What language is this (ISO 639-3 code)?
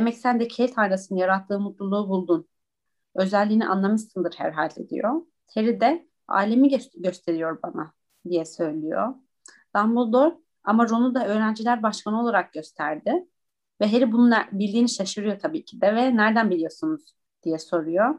tur